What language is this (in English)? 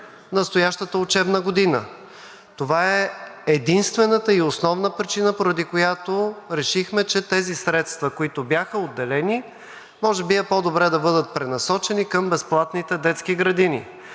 Bulgarian